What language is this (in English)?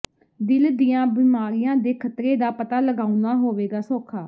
Punjabi